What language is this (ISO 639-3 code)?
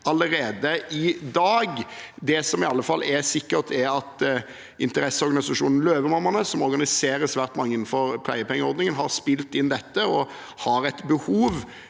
nor